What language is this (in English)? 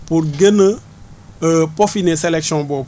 Wolof